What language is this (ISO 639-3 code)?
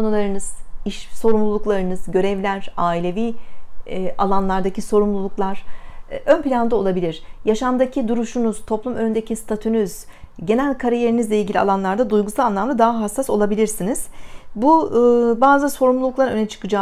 tur